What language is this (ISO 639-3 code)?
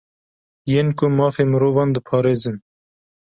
kur